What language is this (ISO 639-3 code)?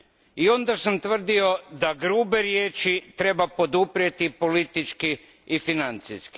hrv